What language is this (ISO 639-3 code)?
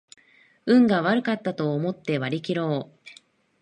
jpn